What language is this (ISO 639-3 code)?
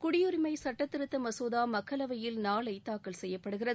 tam